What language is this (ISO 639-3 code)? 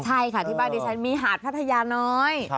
tha